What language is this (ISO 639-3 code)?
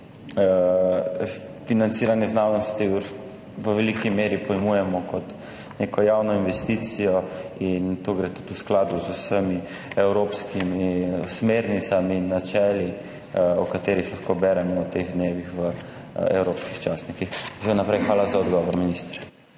slv